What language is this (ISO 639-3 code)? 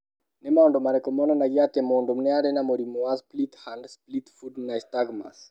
kik